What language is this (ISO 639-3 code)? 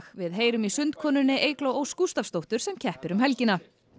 isl